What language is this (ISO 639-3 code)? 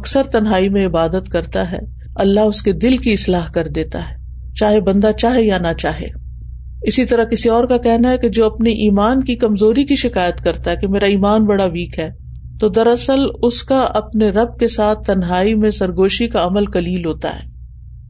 urd